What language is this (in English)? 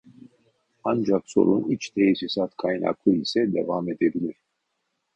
Turkish